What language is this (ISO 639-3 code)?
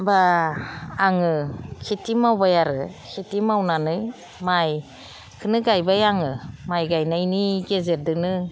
brx